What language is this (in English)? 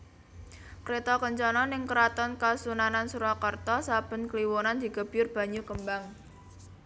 Javanese